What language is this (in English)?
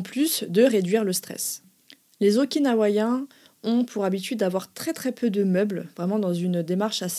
French